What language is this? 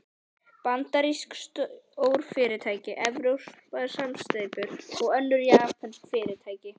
Icelandic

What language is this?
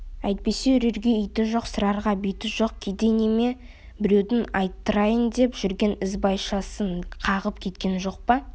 Kazakh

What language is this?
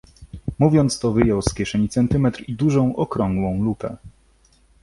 Polish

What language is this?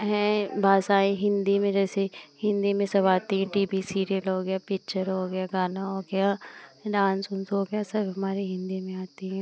Hindi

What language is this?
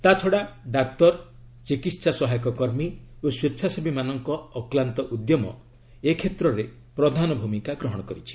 Odia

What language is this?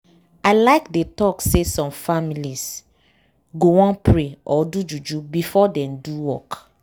Nigerian Pidgin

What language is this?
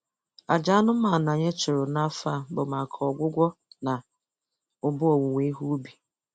Igbo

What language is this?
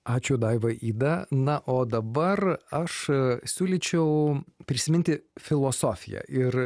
Lithuanian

